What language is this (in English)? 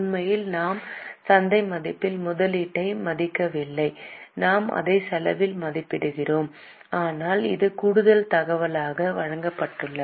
Tamil